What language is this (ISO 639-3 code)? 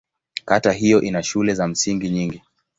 swa